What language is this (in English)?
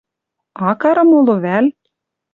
Western Mari